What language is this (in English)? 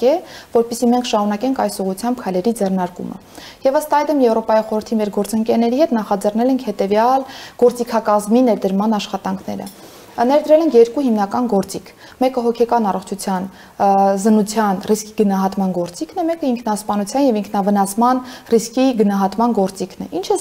Romanian